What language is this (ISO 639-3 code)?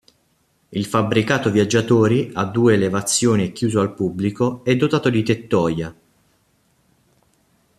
ita